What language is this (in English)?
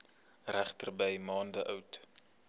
Afrikaans